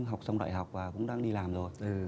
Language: Vietnamese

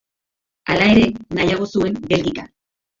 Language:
Basque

